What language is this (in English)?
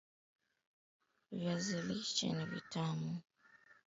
Swahili